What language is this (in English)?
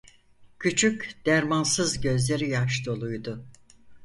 Turkish